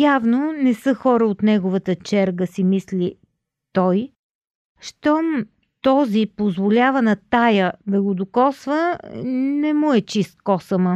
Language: Bulgarian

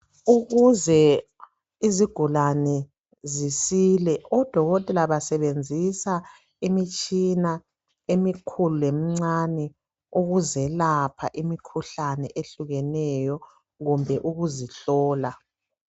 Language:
North Ndebele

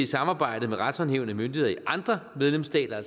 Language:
Danish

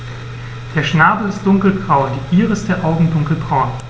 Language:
German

